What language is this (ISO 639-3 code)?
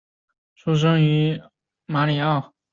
zho